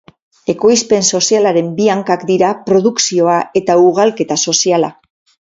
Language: Basque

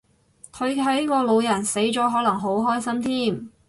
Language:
Cantonese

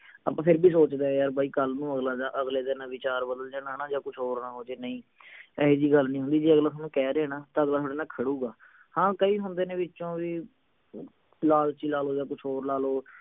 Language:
Punjabi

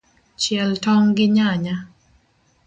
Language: Luo (Kenya and Tanzania)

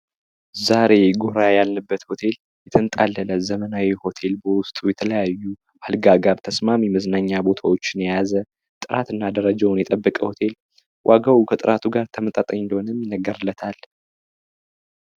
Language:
Amharic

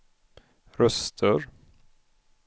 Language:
Swedish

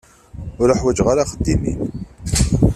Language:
Kabyle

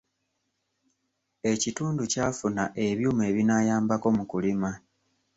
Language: Ganda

